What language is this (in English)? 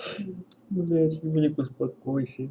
Russian